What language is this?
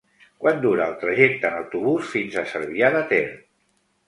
Catalan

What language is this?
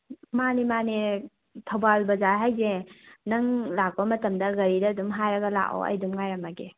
Manipuri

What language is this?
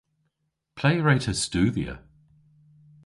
Cornish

